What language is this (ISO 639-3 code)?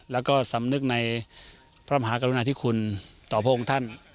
tha